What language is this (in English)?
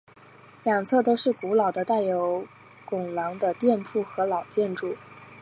Chinese